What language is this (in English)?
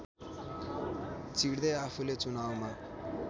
Nepali